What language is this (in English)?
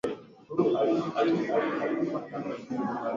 Swahili